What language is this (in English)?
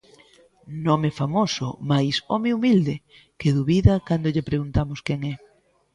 Galician